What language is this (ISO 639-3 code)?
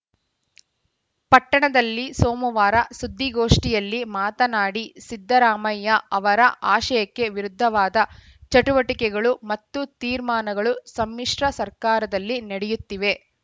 kan